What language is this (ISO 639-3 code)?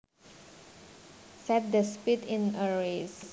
jav